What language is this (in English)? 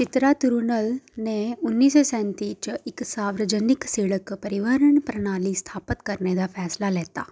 Dogri